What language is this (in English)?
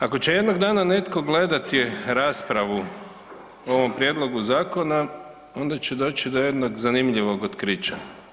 Croatian